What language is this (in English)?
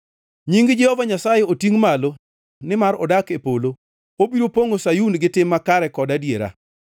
Luo (Kenya and Tanzania)